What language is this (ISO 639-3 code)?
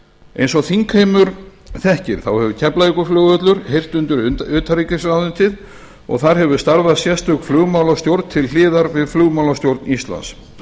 isl